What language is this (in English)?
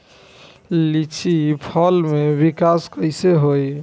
Bhojpuri